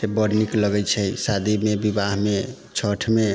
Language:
Maithili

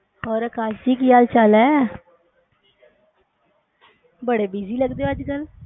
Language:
Punjabi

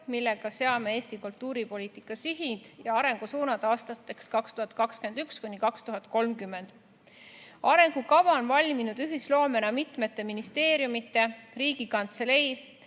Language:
Estonian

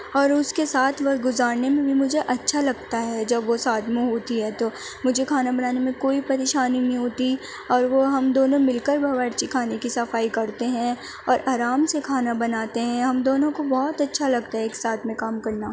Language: Urdu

